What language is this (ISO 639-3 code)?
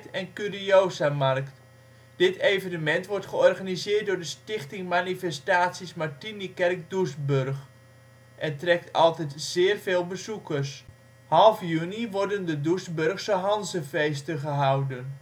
nld